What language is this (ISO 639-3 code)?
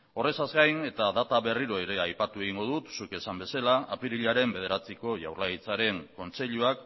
eus